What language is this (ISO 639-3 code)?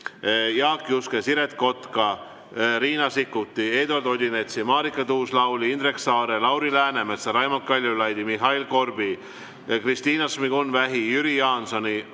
est